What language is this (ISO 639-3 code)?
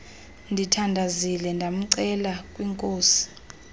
xho